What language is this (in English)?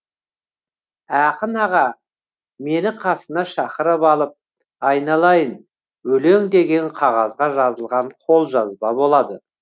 Kazakh